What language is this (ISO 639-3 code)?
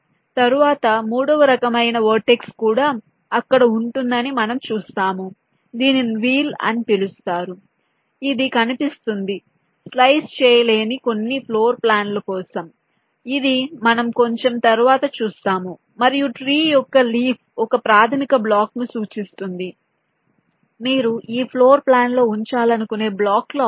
tel